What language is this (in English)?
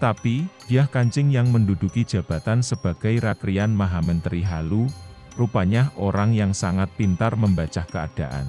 Indonesian